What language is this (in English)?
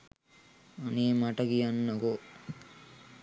Sinhala